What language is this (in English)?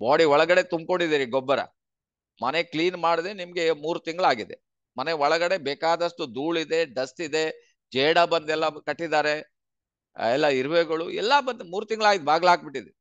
Kannada